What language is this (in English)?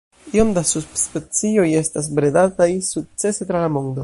Esperanto